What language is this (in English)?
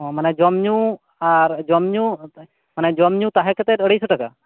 Santali